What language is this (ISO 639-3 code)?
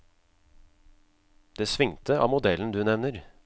nor